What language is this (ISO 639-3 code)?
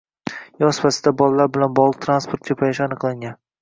uzb